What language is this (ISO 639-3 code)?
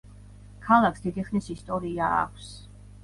kat